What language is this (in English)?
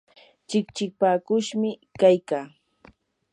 Yanahuanca Pasco Quechua